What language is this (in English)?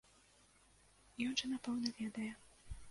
Belarusian